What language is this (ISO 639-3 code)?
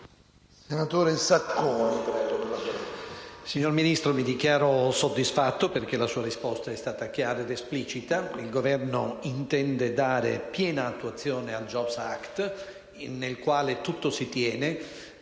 ita